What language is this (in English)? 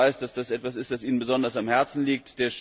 German